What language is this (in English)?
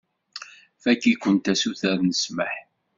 Kabyle